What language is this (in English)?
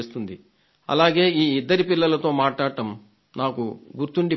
Telugu